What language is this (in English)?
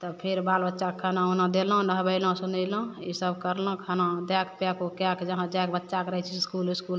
Maithili